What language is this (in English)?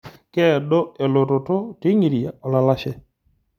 Masai